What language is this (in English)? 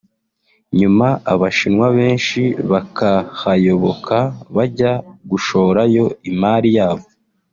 Kinyarwanda